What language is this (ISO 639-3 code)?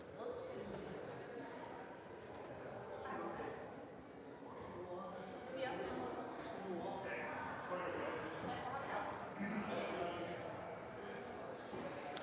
dan